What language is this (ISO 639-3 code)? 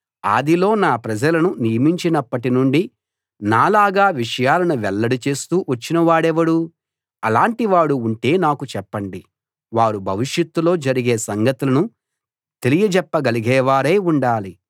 tel